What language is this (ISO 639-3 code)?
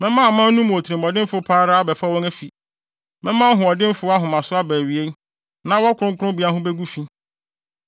aka